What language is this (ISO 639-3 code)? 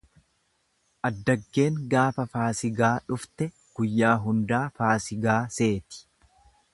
orm